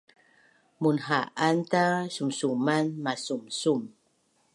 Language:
Bunun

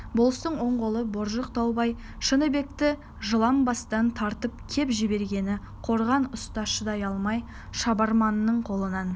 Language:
Kazakh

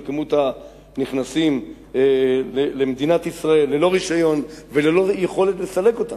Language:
Hebrew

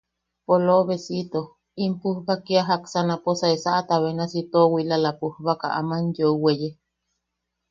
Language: Yaqui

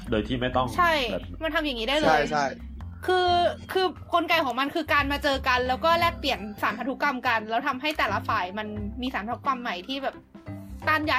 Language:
Thai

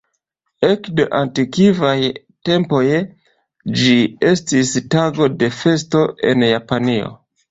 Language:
Esperanto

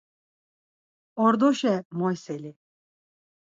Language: Laz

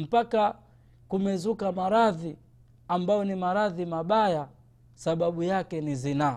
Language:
Swahili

